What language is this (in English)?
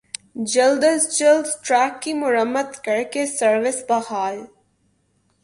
Urdu